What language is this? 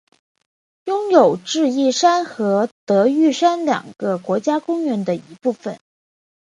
Chinese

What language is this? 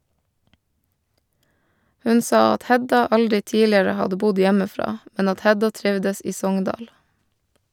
Norwegian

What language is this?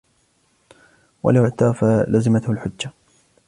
Arabic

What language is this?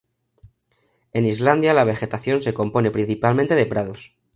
Spanish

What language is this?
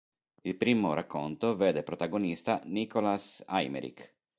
Italian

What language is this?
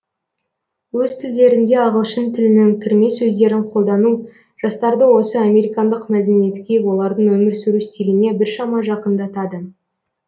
Kazakh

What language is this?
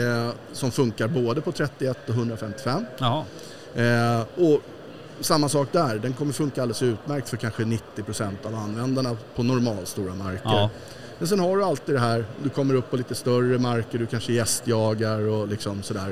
Swedish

